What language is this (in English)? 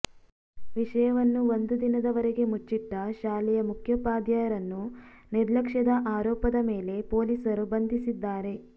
Kannada